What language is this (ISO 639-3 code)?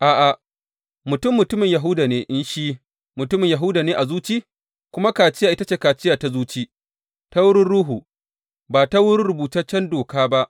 hau